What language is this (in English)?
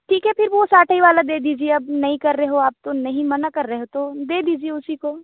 Hindi